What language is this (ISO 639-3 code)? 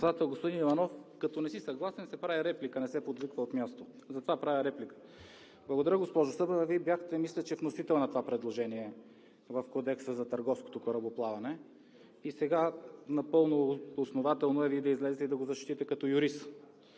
bul